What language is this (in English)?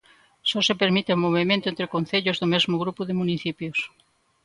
Galician